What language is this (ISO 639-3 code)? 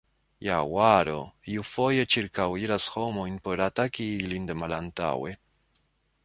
epo